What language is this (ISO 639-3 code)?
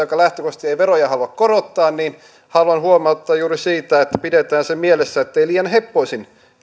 fin